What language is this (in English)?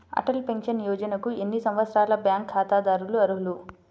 Telugu